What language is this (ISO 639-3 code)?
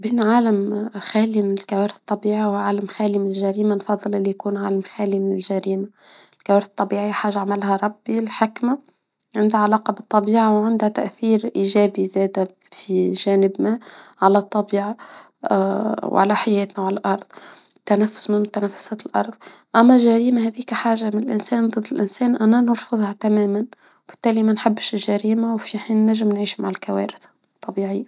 aeb